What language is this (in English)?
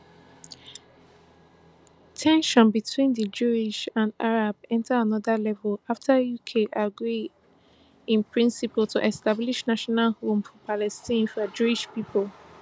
Nigerian Pidgin